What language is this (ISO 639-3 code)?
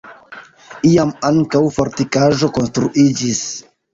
epo